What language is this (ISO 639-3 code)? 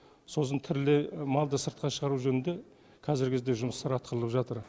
kaz